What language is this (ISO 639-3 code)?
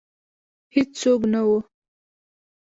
pus